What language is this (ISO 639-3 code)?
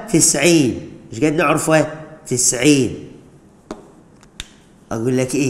ara